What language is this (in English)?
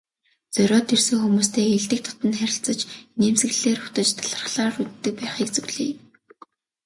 Mongolian